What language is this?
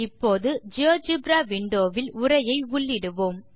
Tamil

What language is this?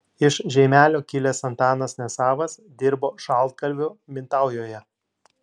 Lithuanian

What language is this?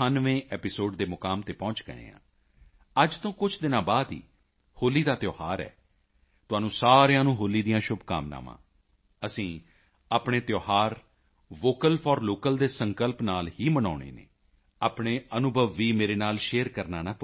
Punjabi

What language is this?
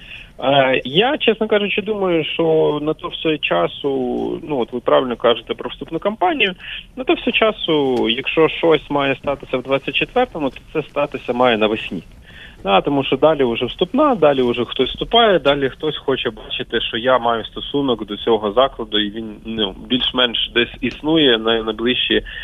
Ukrainian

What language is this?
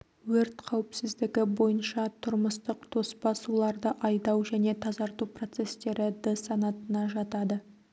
Kazakh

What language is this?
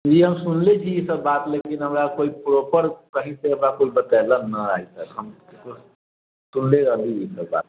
Maithili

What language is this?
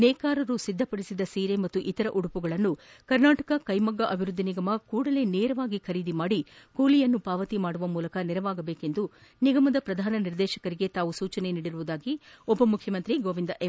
Kannada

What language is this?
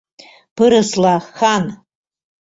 Mari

